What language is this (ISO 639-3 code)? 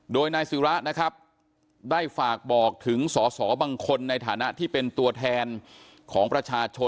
tha